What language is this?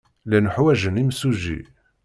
Kabyle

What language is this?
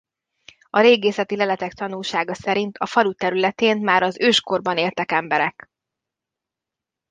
Hungarian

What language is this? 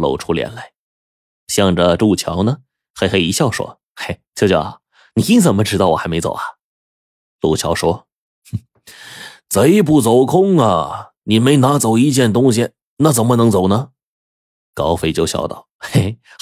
Chinese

